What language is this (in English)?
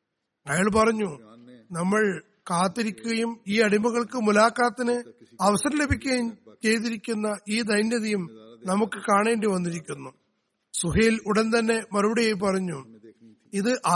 Malayalam